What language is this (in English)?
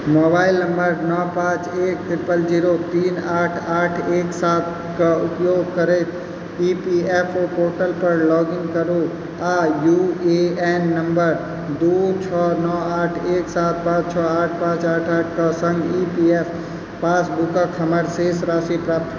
Maithili